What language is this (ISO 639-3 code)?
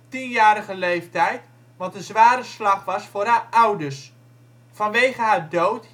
nld